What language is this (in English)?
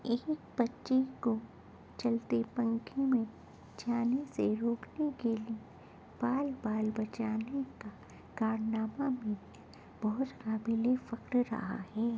Urdu